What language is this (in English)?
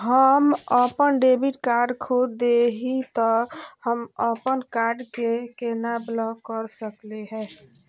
Magahi